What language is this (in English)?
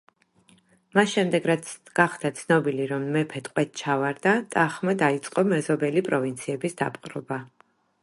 Georgian